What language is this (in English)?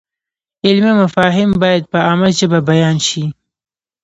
Pashto